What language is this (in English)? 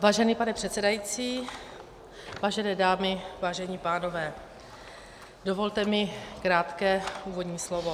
Czech